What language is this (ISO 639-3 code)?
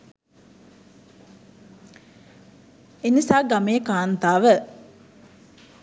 sin